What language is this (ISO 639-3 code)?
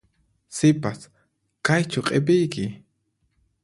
qxp